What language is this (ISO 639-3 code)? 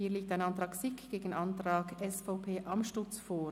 gsw